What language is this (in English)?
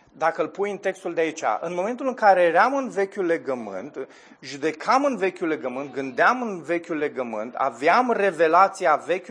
Romanian